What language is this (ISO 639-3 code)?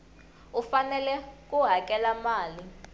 tso